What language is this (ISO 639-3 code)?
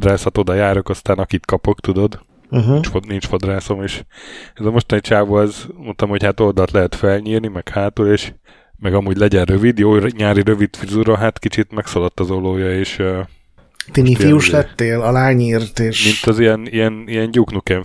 hun